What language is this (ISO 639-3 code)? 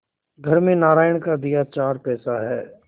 hin